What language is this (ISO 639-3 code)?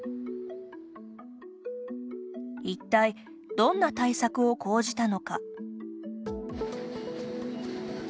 jpn